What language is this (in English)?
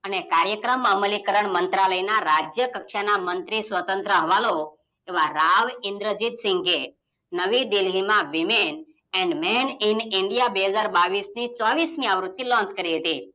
Gujarati